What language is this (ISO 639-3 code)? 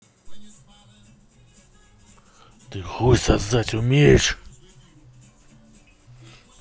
rus